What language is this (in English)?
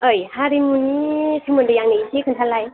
Bodo